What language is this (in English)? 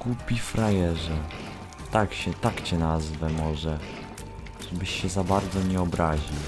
Polish